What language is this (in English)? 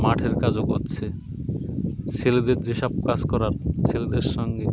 Bangla